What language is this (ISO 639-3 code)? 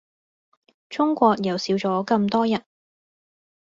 yue